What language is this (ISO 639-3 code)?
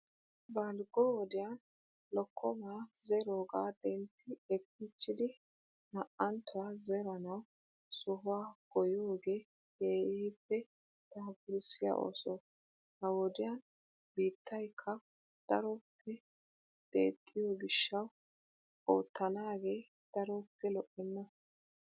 wal